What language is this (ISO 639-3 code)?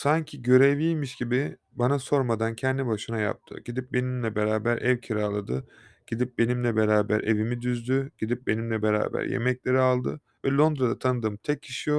tur